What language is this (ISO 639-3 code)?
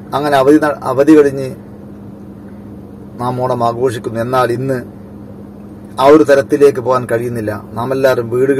hin